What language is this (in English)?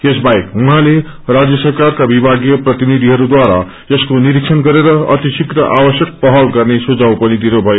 Nepali